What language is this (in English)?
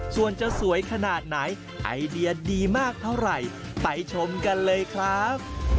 Thai